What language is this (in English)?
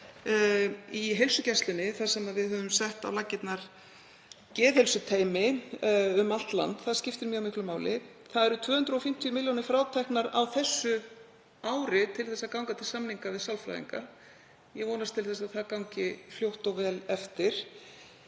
Icelandic